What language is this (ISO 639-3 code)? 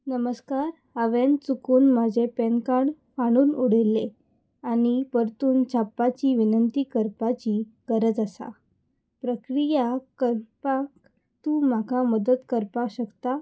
kok